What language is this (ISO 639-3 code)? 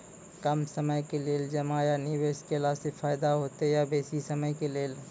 mai